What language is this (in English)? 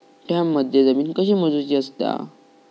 Marathi